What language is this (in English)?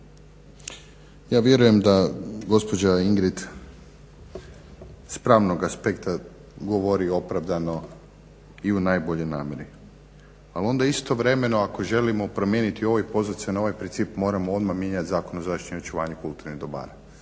Croatian